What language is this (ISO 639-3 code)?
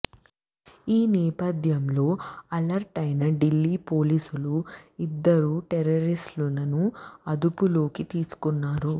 tel